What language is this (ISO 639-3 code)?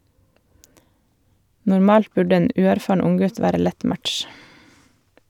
nor